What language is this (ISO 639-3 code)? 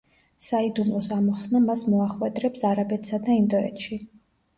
kat